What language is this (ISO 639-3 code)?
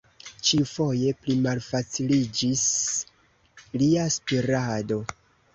epo